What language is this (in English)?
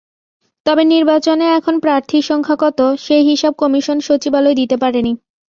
Bangla